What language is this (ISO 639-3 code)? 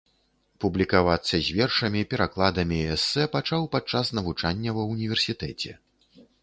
bel